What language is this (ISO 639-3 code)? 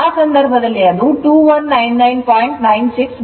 kan